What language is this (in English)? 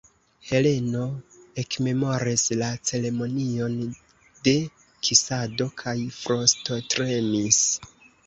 Esperanto